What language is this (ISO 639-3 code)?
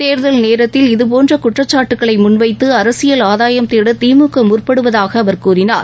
tam